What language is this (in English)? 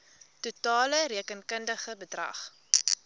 Afrikaans